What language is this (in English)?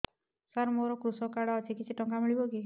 Odia